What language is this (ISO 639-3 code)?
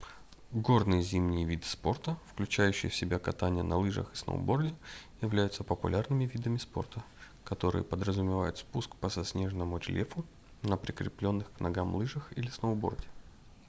rus